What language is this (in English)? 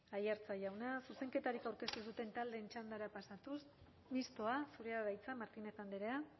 Basque